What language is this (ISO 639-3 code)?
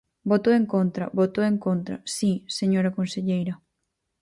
glg